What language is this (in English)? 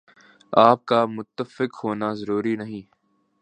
Urdu